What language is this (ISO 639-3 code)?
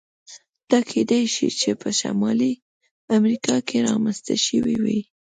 pus